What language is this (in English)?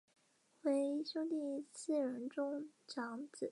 Chinese